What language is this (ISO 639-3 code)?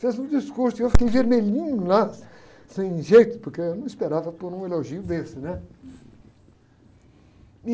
por